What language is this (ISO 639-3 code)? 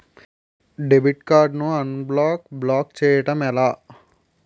tel